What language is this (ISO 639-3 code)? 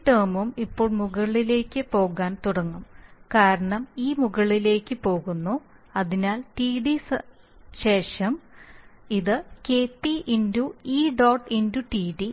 mal